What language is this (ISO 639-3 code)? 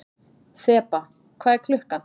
isl